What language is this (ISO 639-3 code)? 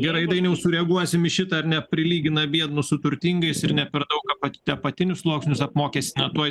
lit